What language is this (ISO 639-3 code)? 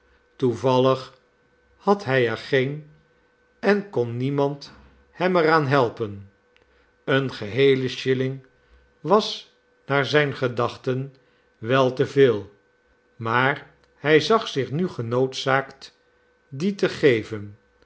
nld